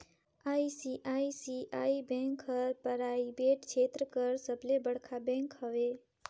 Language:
Chhattisgarhi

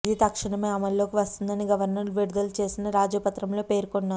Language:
Telugu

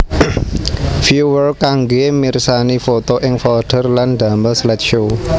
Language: Javanese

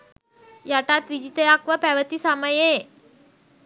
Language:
Sinhala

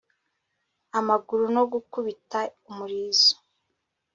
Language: Kinyarwanda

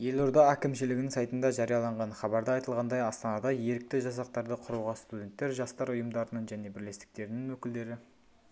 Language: Kazakh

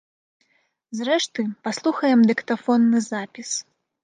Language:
Belarusian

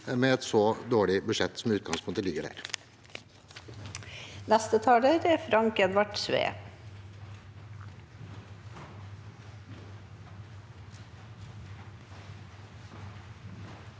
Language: Norwegian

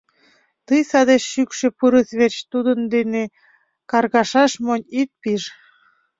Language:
Mari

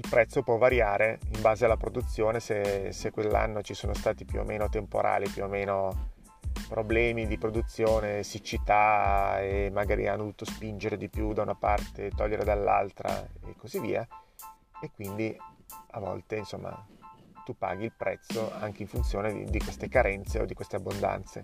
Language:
Italian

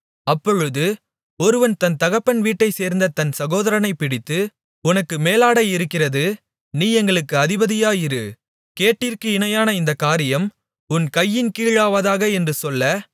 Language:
Tamil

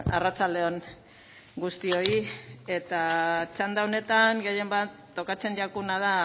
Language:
Basque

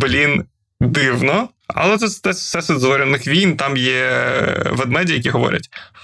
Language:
Ukrainian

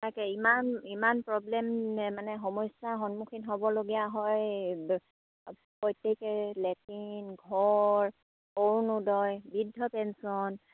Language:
Assamese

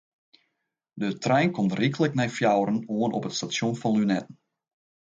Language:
Western Frisian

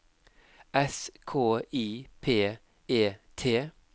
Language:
Norwegian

